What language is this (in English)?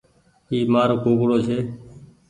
Goaria